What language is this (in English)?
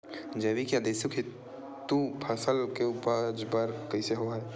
Chhattisgarhi